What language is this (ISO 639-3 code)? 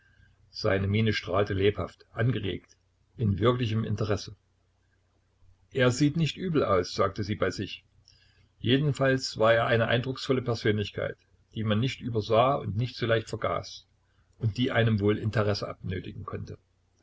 deu